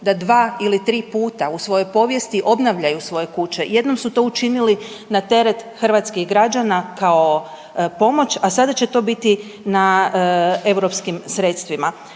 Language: Croatian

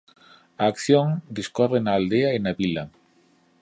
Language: Galician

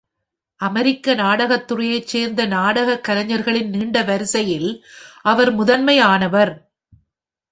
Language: Tamil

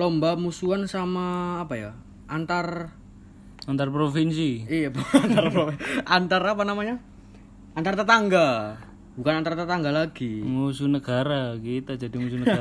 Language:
Indonesian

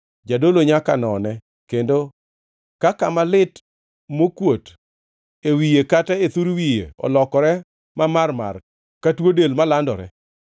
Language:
Luo (Kenya and Tanzania)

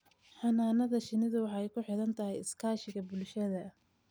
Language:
Somali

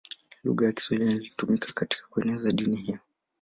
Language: Swahili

